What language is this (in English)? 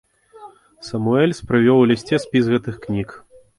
Belarusian